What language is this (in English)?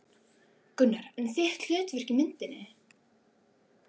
Icelandic